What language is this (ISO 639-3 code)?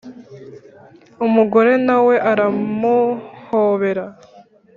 kin